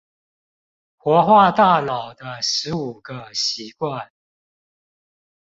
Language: Chinese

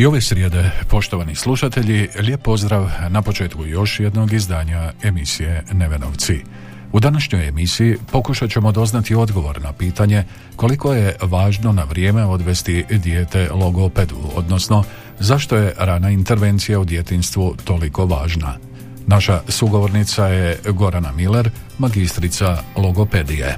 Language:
Croatian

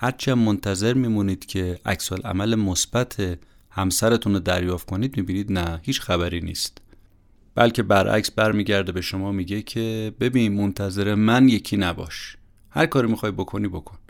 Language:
Persian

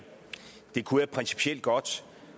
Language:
Danish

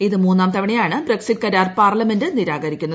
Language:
Malayalam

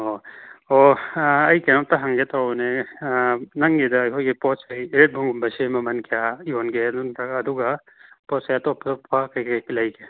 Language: Manipuri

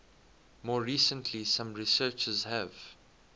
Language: English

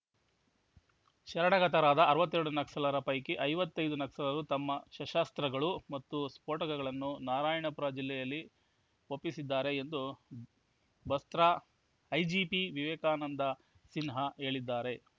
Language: Kannada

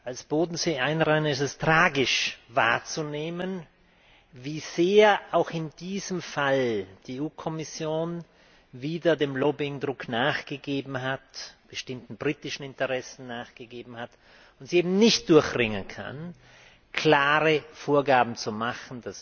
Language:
German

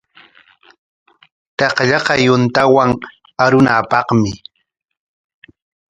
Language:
Corongo Ancash Quechua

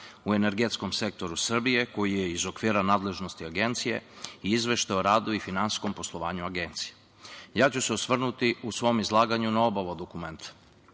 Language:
Serbian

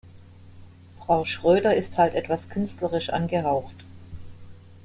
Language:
German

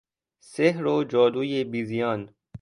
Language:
Persian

